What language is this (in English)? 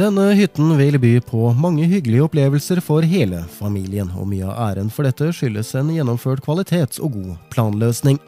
Norwegian